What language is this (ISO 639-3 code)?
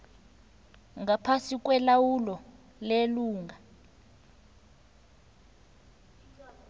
nbl